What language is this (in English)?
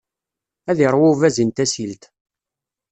Kabyle